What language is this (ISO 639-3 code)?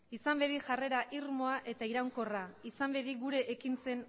eus